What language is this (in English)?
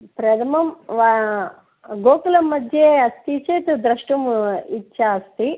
Sanskrit